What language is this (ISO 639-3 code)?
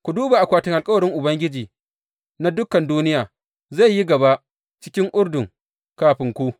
hau